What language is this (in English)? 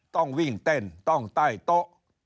Thai